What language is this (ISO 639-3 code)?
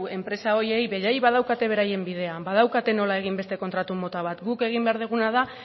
eus